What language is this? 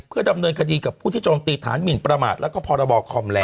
Thai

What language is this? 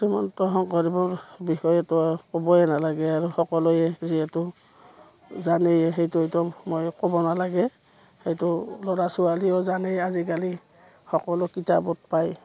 Assamese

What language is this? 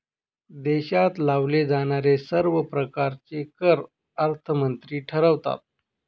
Marathi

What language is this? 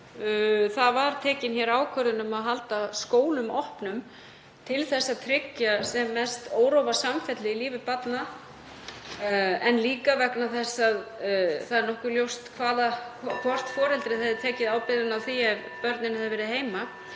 Icelandic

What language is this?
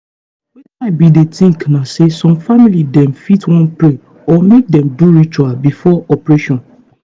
Nigerian Pidgin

